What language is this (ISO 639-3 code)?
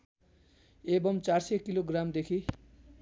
nep